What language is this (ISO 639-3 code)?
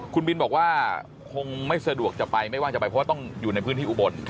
tha